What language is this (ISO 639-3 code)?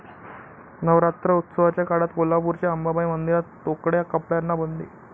mar